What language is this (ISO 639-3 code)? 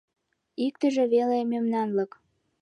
chm